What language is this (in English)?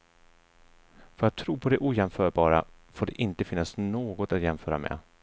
Swedish